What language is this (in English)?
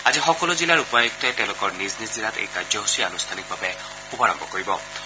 Assamese